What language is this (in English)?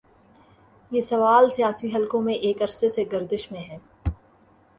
Urdu